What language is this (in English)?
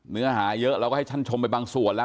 Thai